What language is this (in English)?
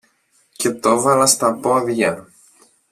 Greek